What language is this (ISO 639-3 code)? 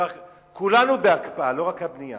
heb